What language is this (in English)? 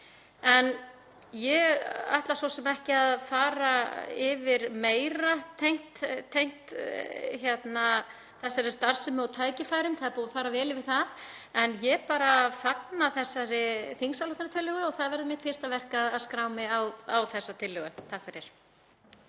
Icelandic